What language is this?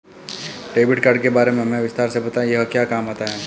Hindi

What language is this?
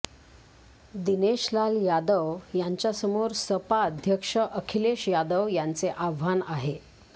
Marathi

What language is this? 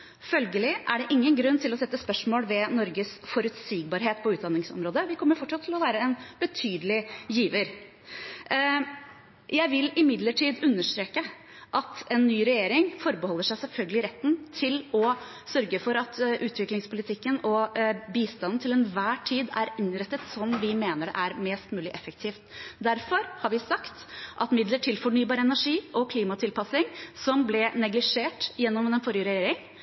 Norwegian Bokmål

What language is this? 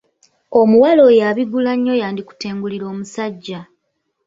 Ganda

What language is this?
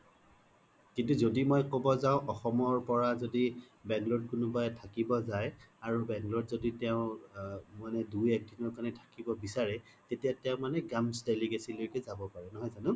Assamese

